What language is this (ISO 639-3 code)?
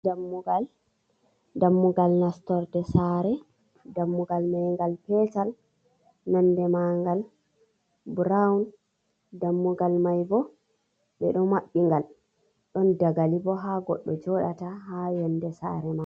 ful